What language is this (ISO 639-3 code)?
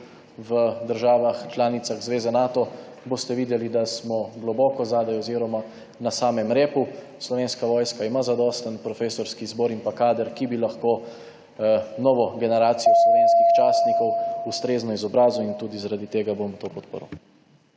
slv